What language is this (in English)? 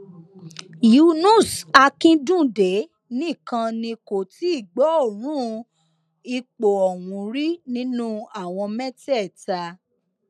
Yoruba